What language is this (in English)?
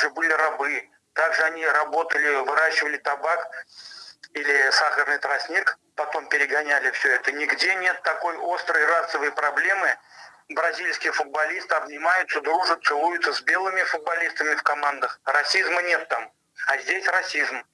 Russian